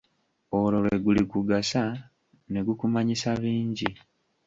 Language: Ganda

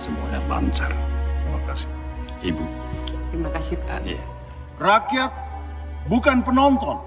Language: Indonesian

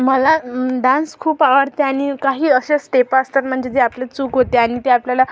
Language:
Marathi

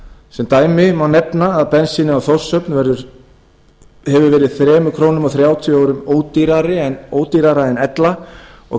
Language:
Icelandic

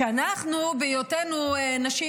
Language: Hebrew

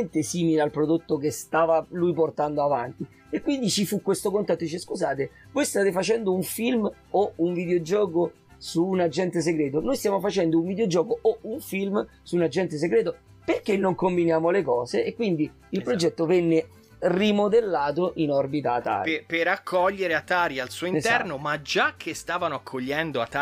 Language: Italian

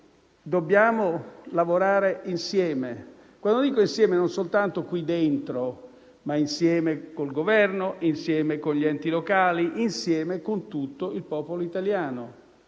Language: Italian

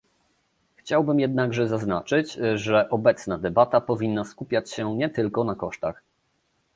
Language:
Polish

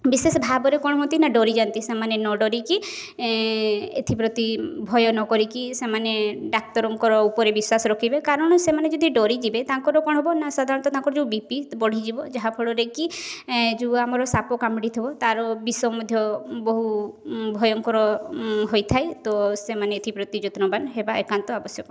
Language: Odia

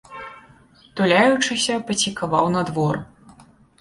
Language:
Belarusian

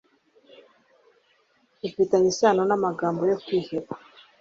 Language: Kinyarwanda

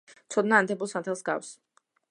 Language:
Georgian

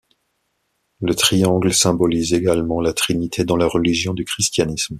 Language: French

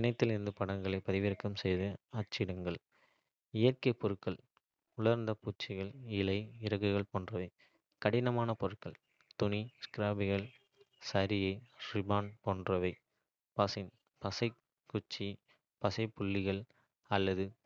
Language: Kota (India)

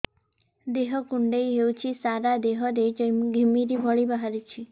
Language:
Odia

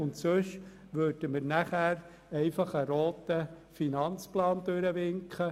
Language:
Swiss German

